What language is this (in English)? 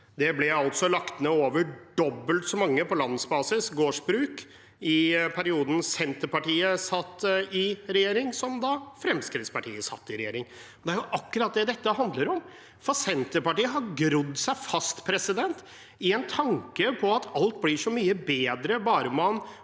Norwegian